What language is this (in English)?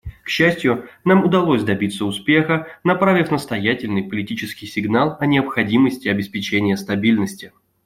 Russian